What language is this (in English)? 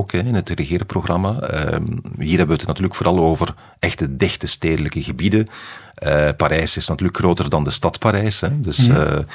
Dutch